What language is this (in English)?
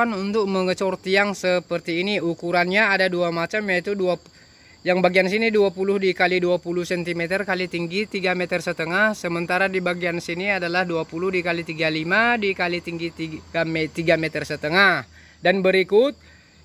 Indonesian